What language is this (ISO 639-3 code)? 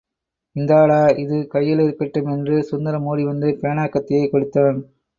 tam